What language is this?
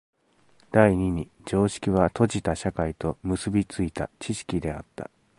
Japanese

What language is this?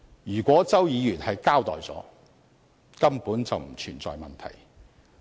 Cantonese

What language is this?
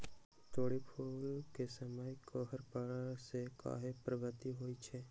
Magahi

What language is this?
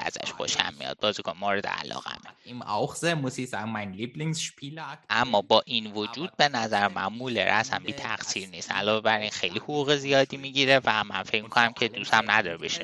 Persian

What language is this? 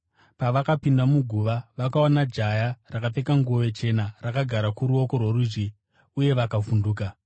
Shona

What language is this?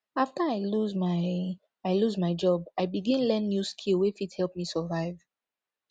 Nigerian Pidgin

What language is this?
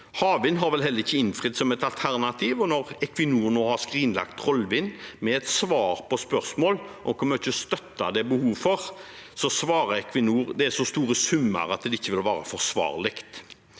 Norwegian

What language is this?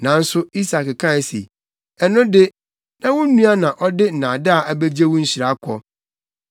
Akan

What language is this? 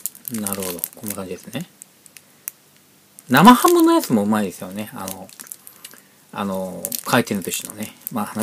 Japanese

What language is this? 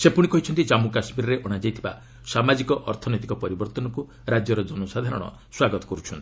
Odia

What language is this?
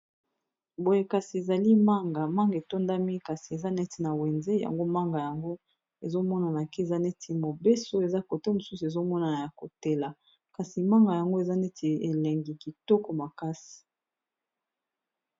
Lingala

